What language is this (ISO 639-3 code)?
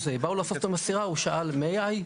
heb